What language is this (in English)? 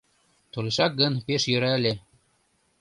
Mari